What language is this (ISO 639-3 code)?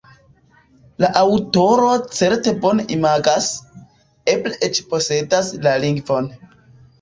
epo